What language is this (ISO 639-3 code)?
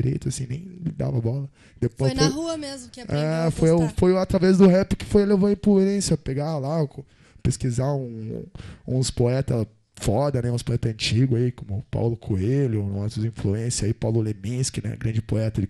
por